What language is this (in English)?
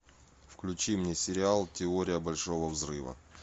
Russian